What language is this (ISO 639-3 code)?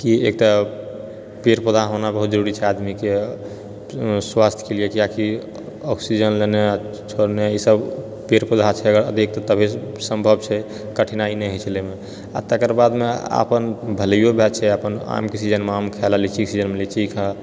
mai